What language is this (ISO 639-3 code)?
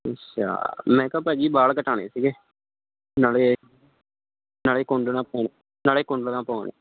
pan